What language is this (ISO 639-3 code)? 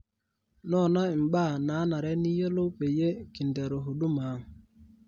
mas